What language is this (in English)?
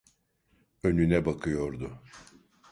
Turkish